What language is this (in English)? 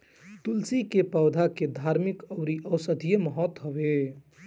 Bhojpuri